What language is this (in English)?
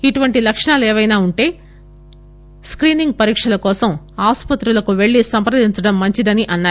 Telugu